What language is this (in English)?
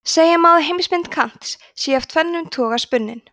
Icelandic